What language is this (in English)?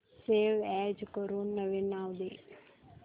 Marathi